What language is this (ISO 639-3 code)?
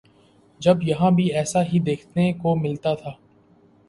urd